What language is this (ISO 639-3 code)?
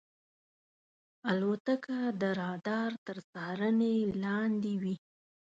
pus